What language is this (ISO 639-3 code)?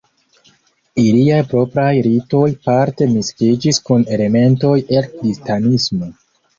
epo